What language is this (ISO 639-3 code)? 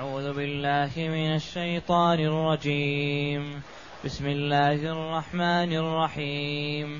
ara